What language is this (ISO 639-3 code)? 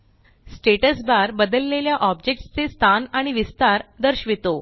mar